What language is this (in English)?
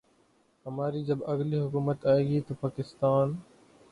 Urdu